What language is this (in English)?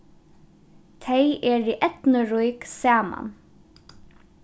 Faroese